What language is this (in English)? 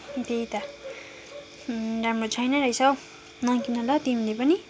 Nepali